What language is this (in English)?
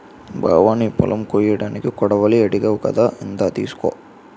Telugu